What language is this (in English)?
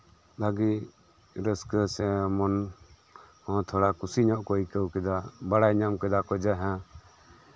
Santali